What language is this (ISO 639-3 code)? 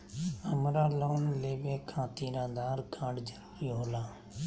mag